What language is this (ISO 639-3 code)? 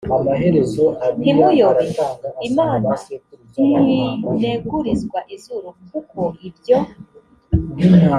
kin